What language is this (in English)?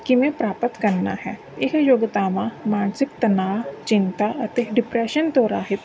Punjabi